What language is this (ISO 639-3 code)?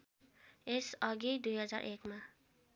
nep